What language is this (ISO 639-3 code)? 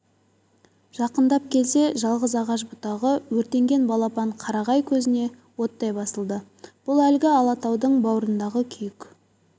kaz